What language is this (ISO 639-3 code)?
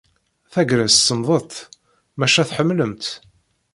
kab